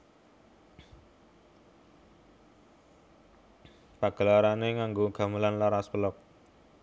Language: Javanese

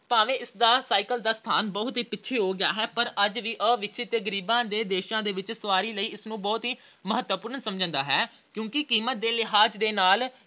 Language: Punjabi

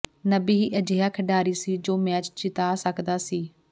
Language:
Punjabi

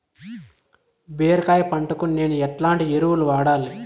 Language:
Telugu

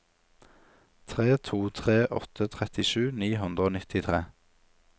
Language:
Norwegian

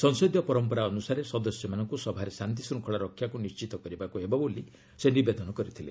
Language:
Odia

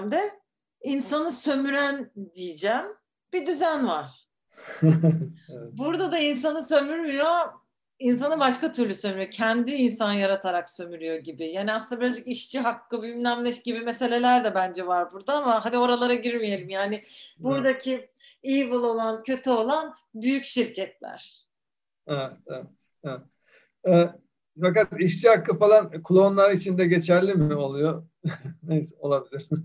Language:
Turkish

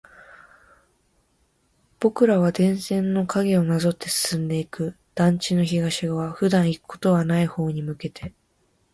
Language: Japanese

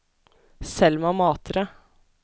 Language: Norwegian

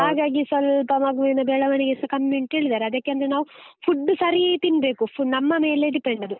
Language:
Kannada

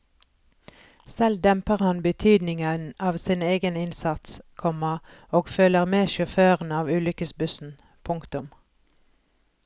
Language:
Norwegian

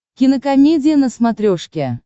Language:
Russian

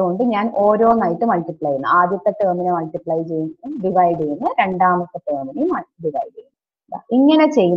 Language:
Romanian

